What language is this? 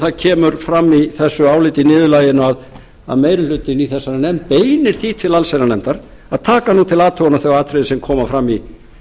Icelandic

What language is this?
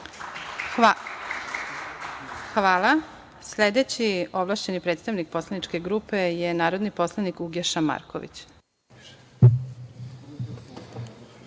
Serbian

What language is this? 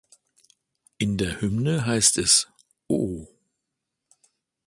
German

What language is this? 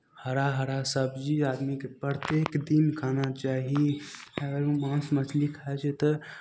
Maithili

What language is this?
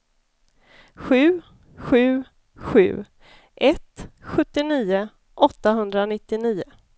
Swedish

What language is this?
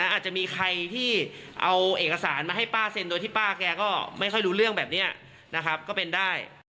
Thai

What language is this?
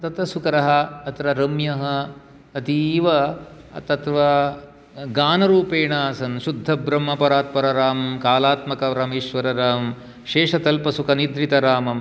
Sanskrit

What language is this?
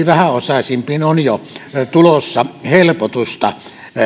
Finnish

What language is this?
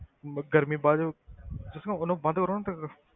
Punjabi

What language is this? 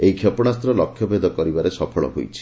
Odia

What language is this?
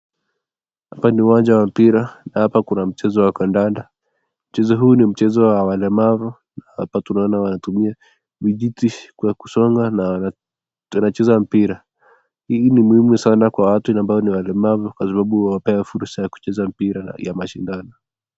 Swahili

